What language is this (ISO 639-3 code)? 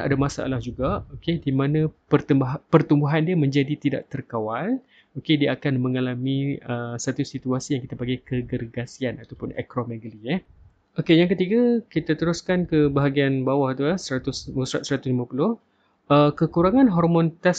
msa